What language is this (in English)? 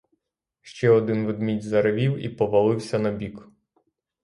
Ukrainian